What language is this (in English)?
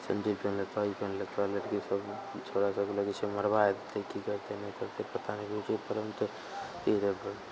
Maithili